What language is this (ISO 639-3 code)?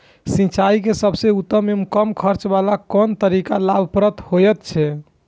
mai